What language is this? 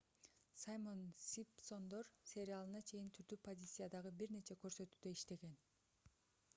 Kyrgyz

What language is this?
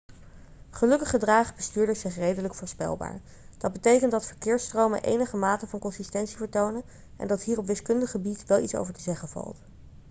Dutch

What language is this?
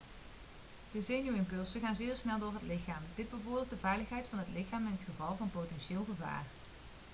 Dutch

